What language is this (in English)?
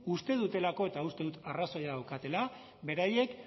Basque